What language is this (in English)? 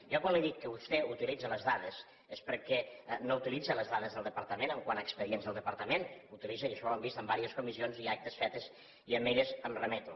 Catalan